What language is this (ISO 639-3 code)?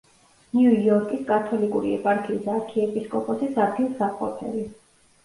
kat